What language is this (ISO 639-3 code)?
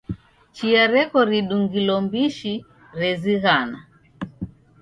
dav